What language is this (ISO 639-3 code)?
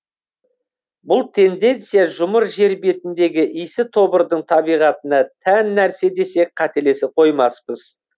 kaz